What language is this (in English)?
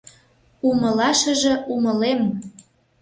Mari